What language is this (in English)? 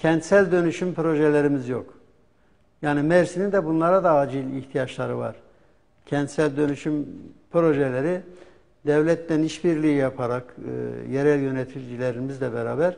Turkish